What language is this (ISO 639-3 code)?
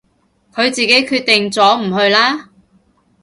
yue